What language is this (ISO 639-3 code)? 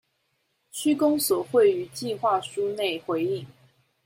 zho